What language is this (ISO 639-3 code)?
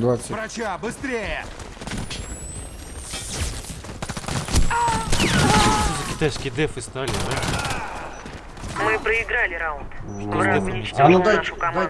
rus